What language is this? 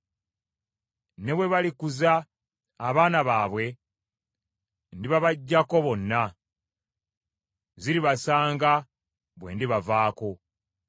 Ganda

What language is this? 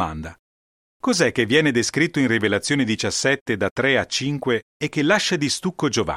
Italian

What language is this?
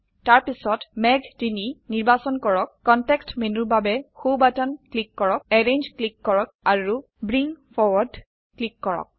Assamese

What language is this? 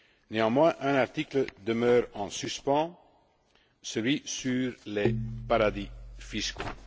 French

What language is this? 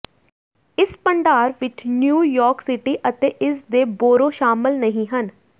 Punjabi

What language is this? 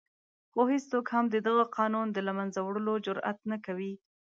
Pashto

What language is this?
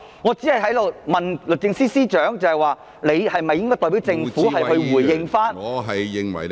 Cantonese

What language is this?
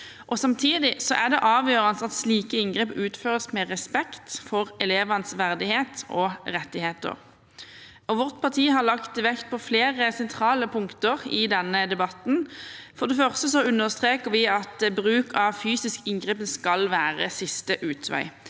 Norwegian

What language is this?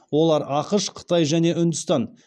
Kazakh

